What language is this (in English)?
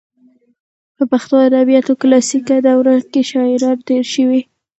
Pashto